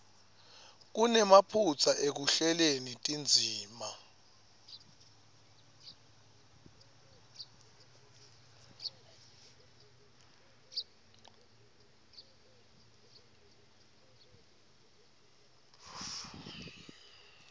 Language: Swati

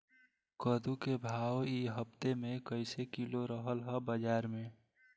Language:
Bhojpuri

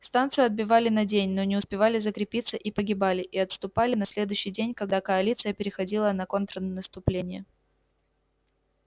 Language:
Russian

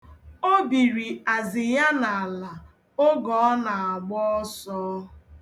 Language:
Igbo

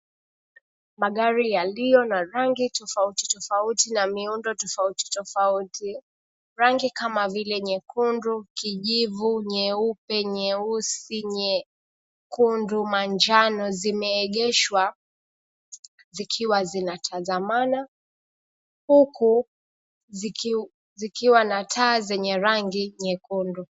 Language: Swahili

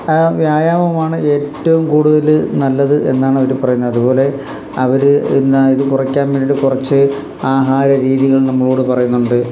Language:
Malayalam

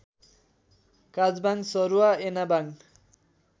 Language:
Nepali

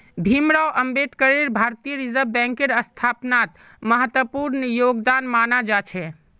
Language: Magahi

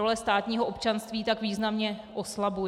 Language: Czech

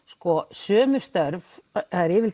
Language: Icelandic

